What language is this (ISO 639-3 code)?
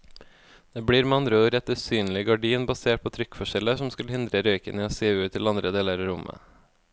nor